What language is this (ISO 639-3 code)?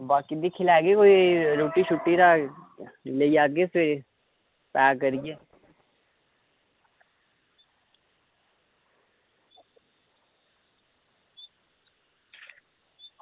doi